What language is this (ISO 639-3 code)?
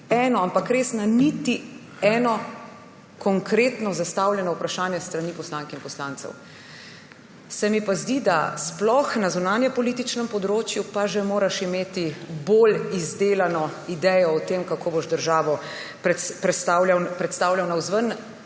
slv